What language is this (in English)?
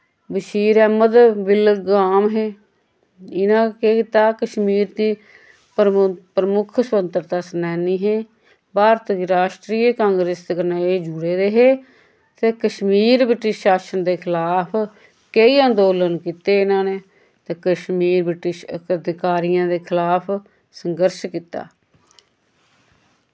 Dogri